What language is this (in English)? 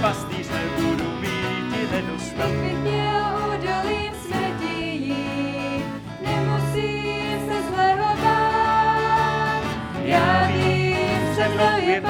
Czech